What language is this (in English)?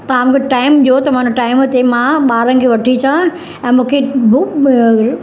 Sindhi